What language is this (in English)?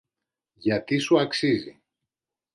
Greek